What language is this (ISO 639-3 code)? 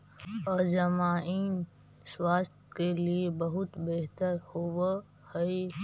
mag